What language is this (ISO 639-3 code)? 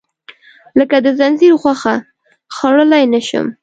pus